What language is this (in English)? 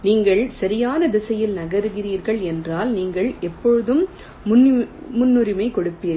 Tamil